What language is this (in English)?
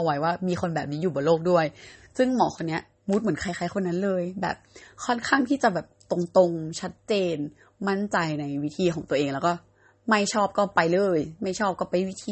Thai